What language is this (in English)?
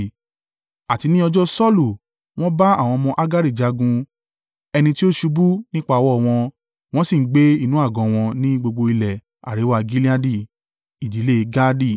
Yoruba